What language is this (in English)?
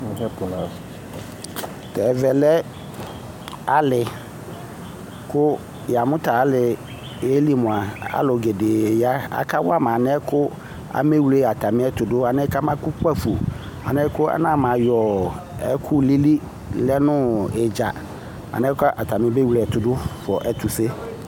Ikposo